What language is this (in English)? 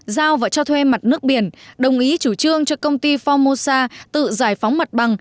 Vietnamese